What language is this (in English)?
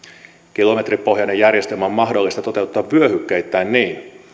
Finnish